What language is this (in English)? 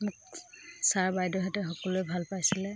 Assamese